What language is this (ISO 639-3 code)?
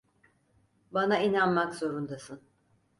tur